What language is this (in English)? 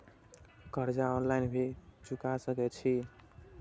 Maithili